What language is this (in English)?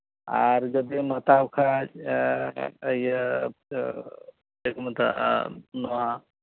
Santali